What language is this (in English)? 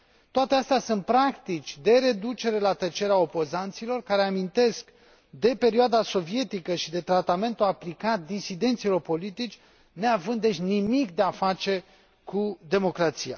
Romanian